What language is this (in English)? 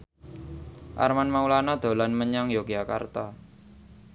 Javanese